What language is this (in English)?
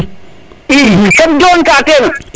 Serer